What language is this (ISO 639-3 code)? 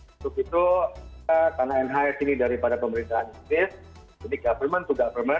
ind